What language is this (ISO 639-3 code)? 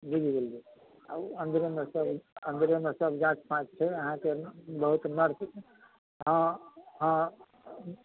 mai